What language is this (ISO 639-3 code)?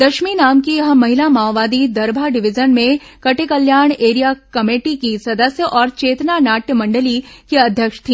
hin